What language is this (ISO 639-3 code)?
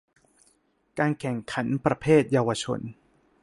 tha